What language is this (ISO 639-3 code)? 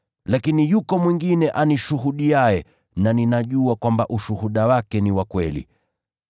swa